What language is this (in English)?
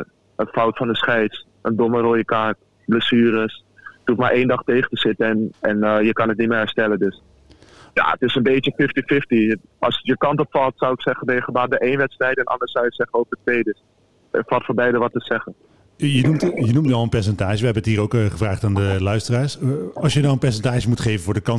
Dutch